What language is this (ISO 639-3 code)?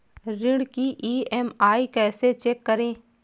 hin